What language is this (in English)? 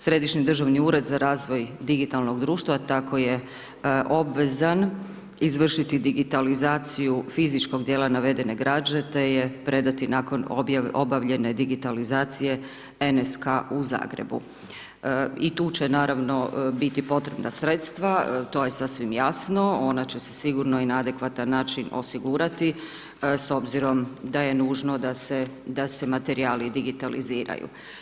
Croatian